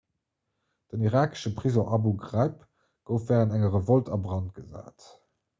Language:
Luxembourgish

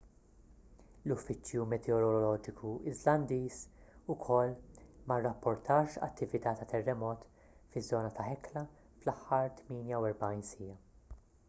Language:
Maltese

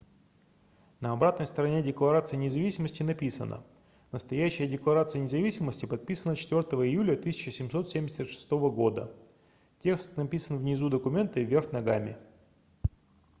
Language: Russian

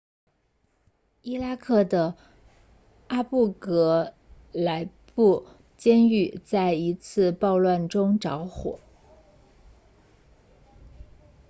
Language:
Chinese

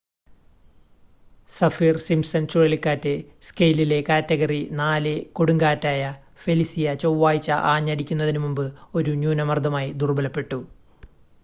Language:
Malayalam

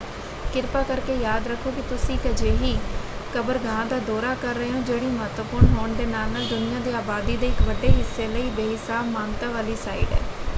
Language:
Punjabi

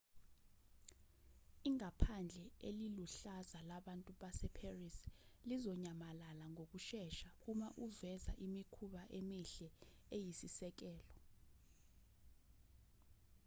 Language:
Zulu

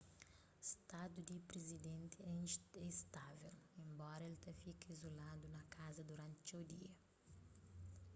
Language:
Kabuverdianu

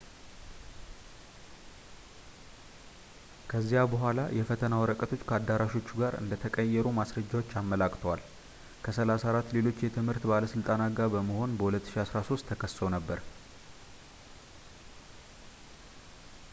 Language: Amharic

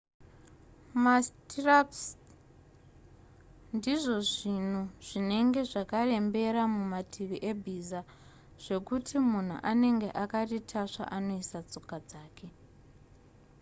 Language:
Shona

